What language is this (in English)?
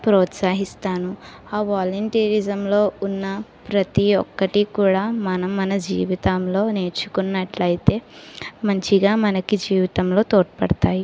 Telugu